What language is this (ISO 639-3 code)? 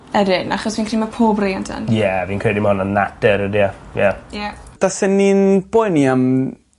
cym